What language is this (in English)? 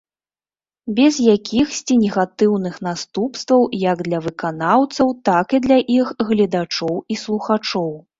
Belarusian